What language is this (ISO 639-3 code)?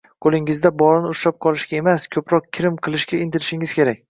uzb